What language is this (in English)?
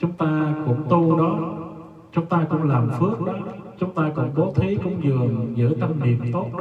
Vietnamese